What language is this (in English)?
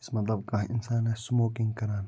Kashmiri